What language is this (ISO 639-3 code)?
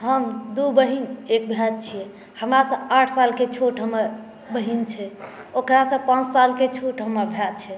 mai